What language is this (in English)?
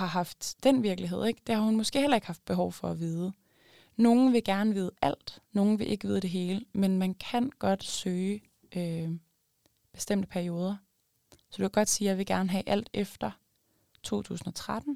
Danish